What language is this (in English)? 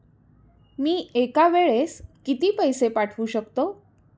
Marathi